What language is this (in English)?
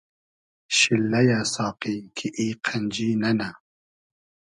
Hazaragi